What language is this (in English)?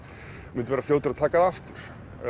Icelandic